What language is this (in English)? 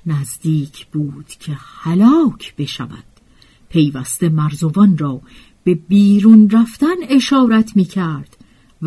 Persian